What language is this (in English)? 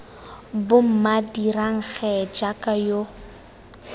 Tswana